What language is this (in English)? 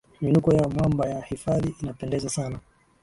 Swahili